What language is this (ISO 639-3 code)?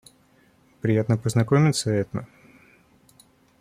rus